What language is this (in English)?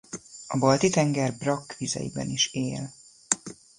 Hungarian